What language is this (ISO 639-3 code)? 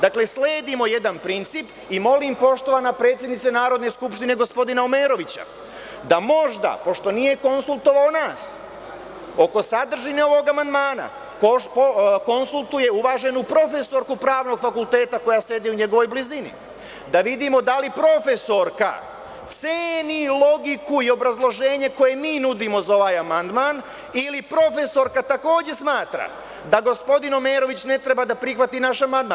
srp